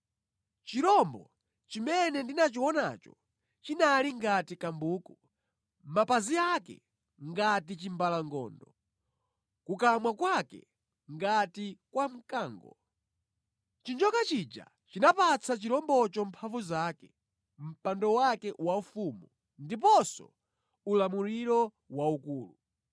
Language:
Nyanja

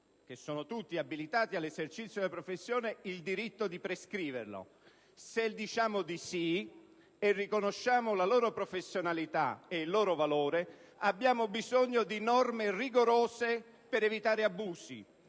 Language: Italian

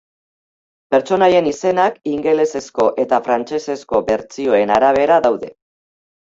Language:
Basque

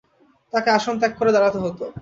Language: Bangla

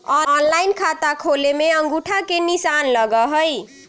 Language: Magahi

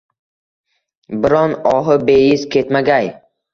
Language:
Uzbek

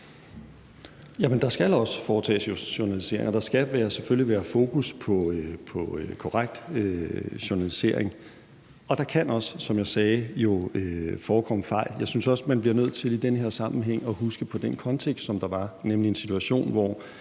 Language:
Danish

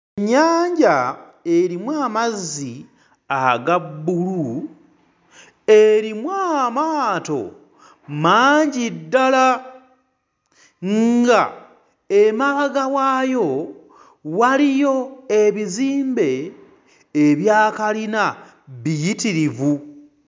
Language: Ganda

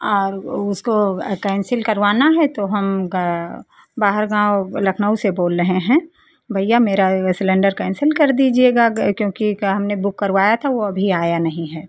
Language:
Hindi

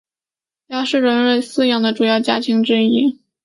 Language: Chinese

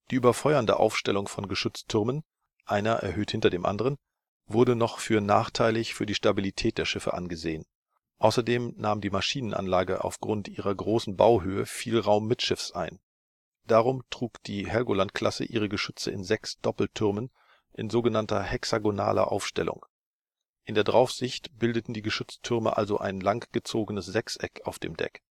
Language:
German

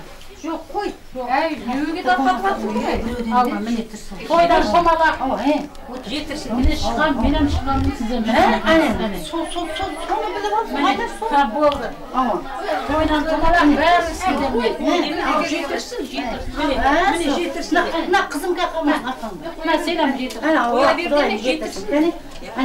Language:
Turkish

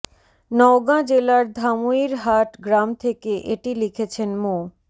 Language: Bangla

